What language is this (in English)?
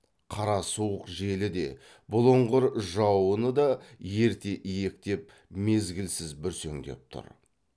Kazakh